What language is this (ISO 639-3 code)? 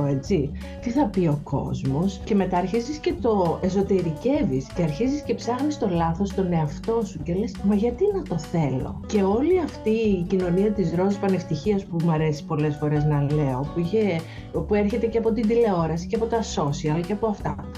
ell